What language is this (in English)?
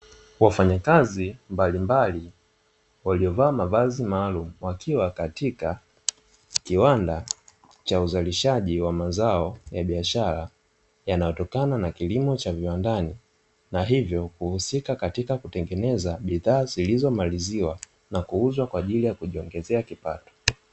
Swahili